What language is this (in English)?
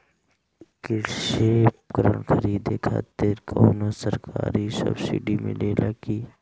Bhojpuri